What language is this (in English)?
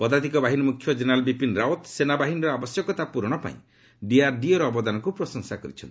Odia